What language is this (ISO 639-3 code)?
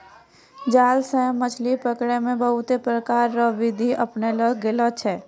mai